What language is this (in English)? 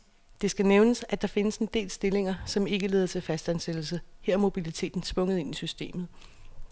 Danish